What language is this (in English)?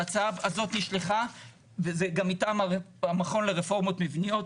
Hebrew